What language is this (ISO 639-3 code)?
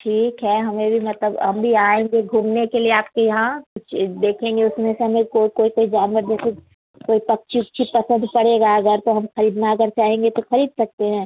hin